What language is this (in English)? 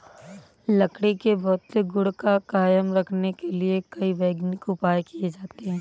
Hindi